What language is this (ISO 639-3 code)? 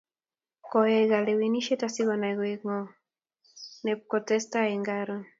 kln